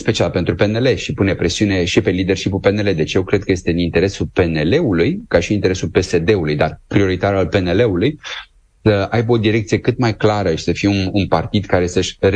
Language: Romanian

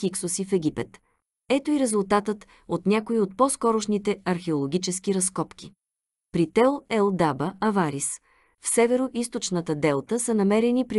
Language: Bulgarian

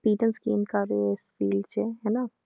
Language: Punjabi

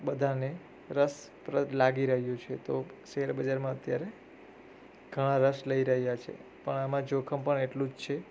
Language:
Gujarati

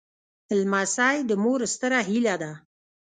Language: Pashto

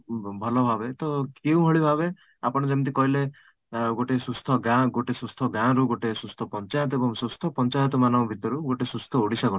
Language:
Odia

